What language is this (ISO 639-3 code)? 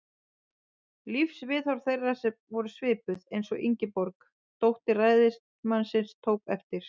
isl